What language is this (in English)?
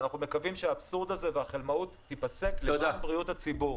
Hebrew